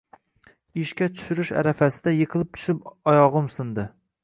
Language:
Uzbek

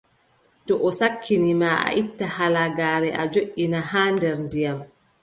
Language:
Adamawa Fulfulde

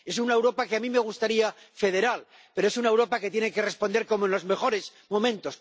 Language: Spanish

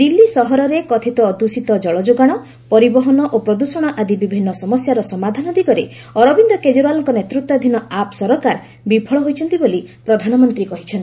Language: Odia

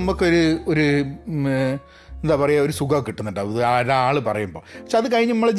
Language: Malayalam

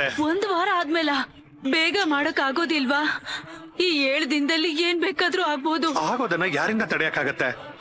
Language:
Kannada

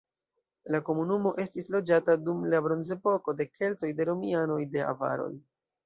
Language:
Esperanto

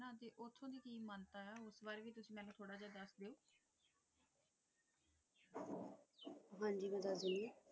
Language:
Punjabi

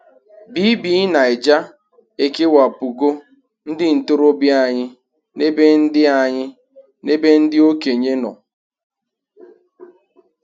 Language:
Igbo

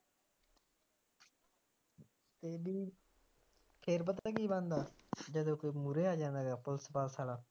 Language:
Punjabi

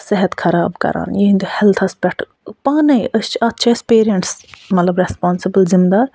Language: Kashmiri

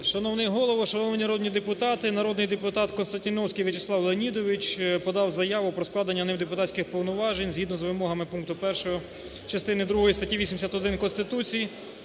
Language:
Ukrainian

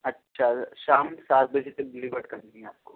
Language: Urdu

